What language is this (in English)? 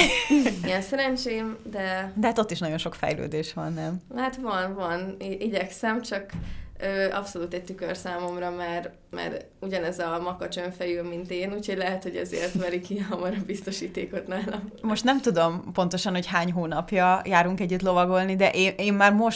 Hungarian